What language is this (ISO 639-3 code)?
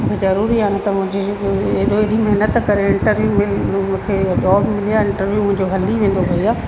snd